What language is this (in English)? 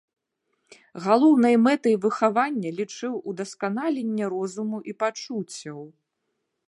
Belarusian